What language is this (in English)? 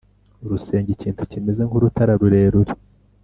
Kinyarwanda